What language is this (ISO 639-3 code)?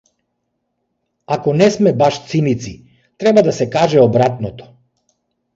mkd